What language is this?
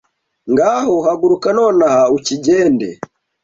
Kinyarwanda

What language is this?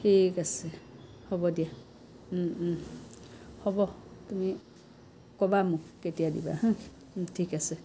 Assamese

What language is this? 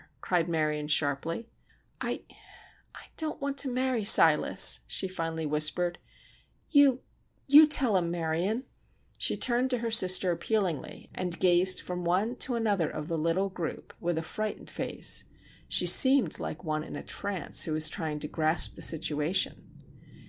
English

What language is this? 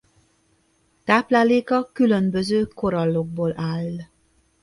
Hungarian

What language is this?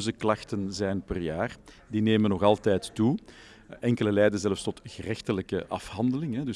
Dutch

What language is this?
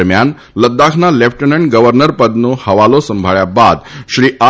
Gujarati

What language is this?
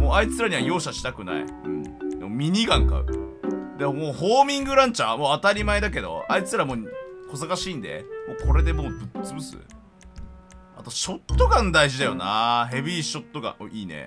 Japanese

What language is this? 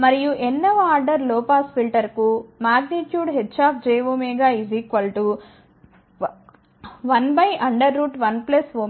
Telugu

